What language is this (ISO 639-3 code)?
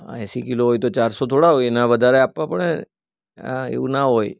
guj